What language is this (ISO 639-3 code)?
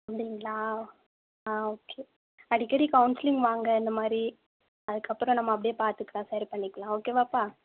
tam